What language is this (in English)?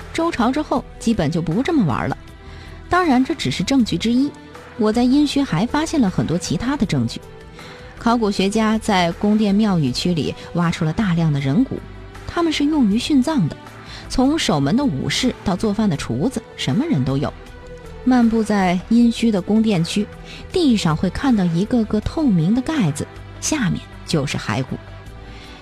Chinese